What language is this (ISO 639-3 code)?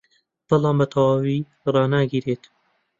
ckb